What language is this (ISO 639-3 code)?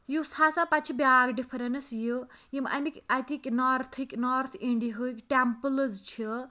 kas